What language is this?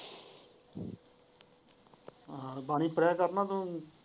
Punjabi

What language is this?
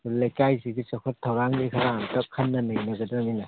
Manipuri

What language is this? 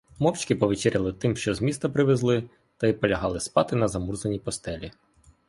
Ukrainian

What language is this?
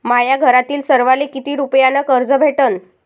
Marathi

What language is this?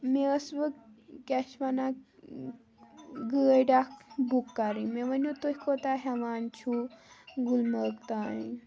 Kashmiri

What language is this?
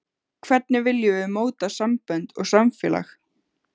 Icelandic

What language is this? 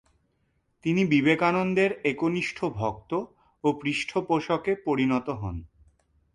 Bangla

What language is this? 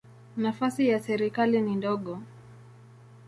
Swahili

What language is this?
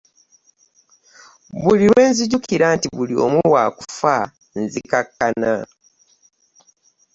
Ganda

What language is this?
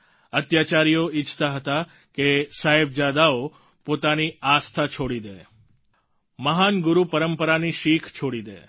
Gujarati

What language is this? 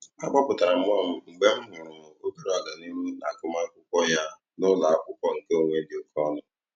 Igbo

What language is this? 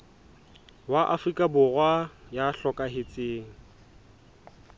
Southern Sotho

